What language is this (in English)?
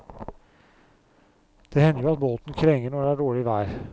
Norwegian